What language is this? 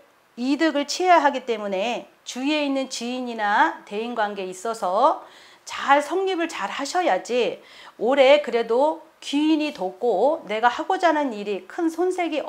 Korean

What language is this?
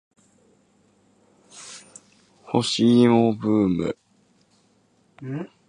Japanese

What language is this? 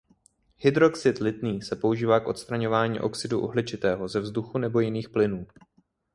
Czech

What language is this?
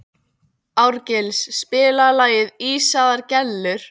Icelandic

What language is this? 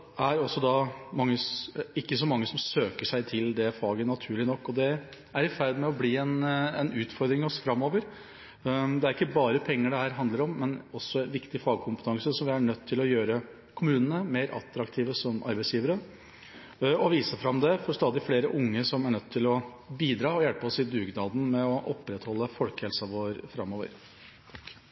Norwegian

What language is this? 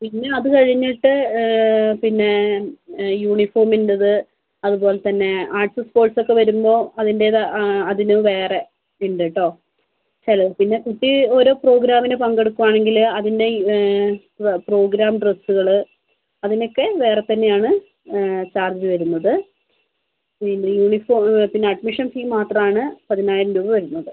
Malayalam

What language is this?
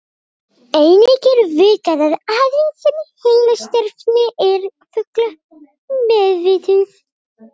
Icelandic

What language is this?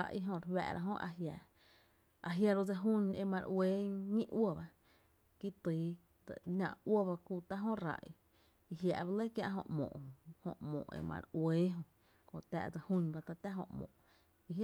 Tepinapa Chinantec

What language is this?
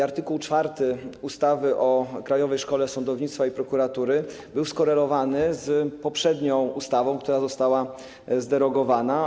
Polish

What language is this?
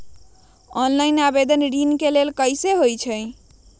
Magahi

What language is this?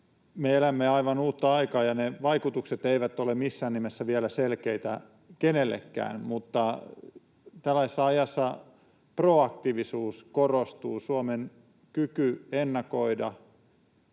Finnish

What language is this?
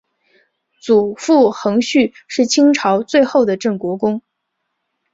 Chinese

